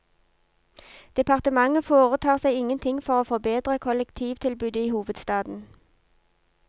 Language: Norwegian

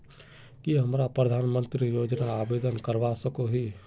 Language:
Magahi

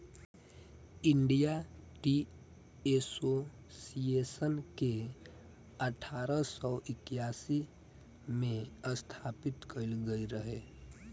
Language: Bhojpuri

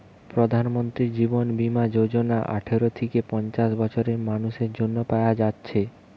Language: Bangla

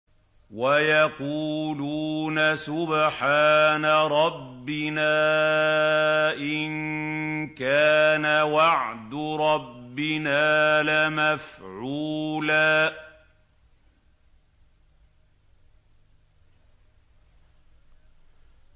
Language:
Arabic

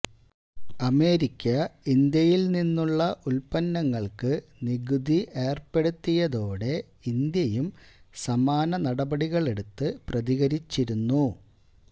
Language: Malayalam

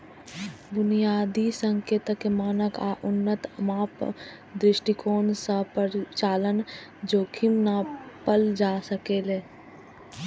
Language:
Maithili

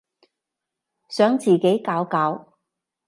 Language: Cantonese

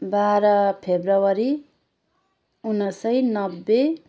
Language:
Nepali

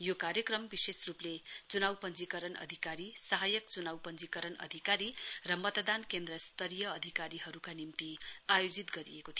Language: Nepali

